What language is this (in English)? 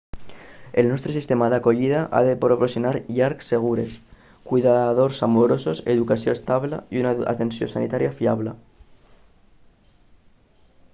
Catalan